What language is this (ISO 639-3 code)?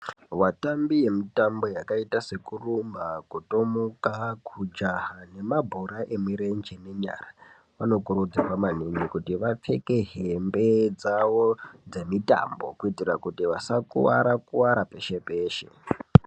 ndc